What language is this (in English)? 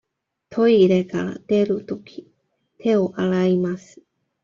Japanese